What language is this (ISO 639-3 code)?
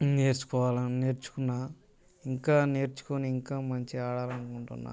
tel